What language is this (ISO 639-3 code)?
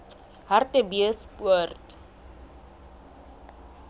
sot